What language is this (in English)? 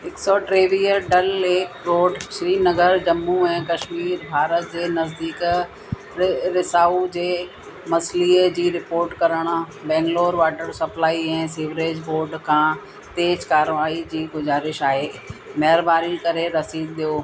Sindhi